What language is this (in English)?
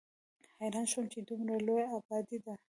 Pashto